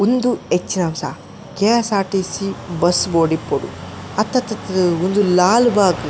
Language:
Tulu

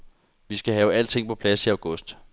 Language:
Danish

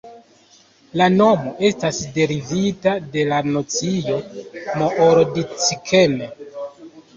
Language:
Esperanto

